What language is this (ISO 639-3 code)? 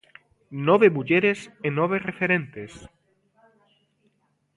glg